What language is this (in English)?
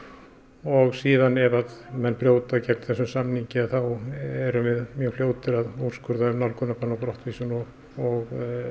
Icelandic